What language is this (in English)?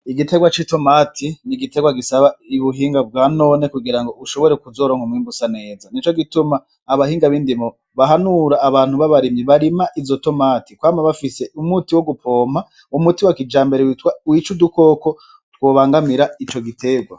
Rundi